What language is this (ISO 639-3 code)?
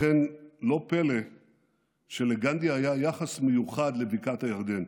heb